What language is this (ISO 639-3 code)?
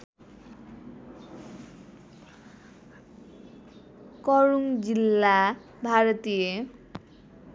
nep